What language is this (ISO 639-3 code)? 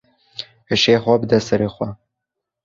kur